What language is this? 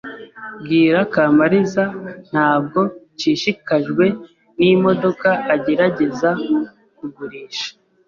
Kinyarwanda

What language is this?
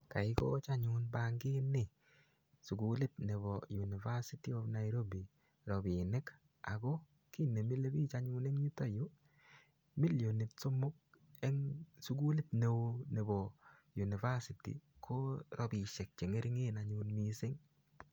Kalenjin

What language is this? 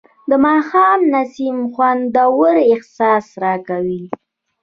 Pashto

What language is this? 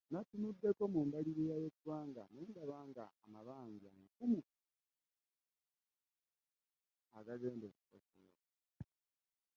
Ganda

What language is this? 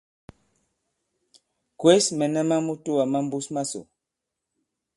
Bankon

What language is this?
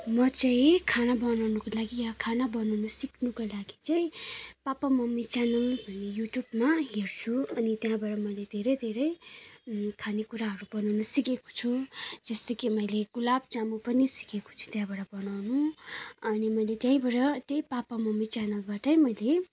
Nepali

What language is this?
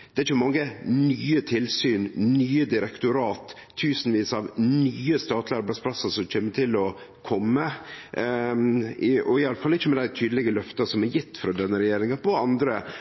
Norwegian Nynorsk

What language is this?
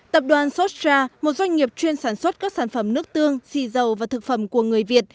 Vietnamese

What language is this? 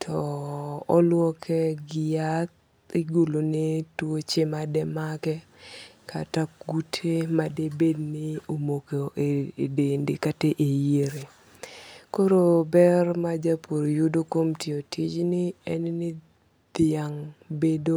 Luo (Kenya and Tanzania)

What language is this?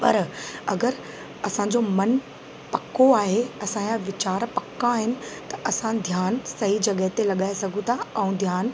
Sindhi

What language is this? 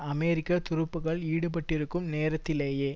Tamil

